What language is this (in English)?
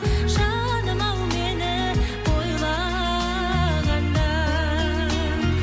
Kazakh